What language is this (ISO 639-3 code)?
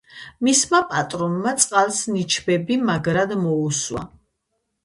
kat